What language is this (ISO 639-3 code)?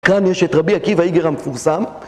heb